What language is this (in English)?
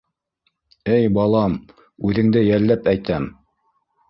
Bashkir